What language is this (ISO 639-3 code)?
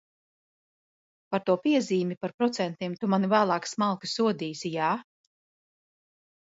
lav